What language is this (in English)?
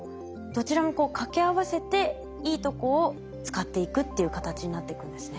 Japanese